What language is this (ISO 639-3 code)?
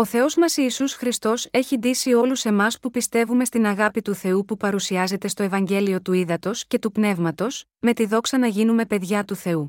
ell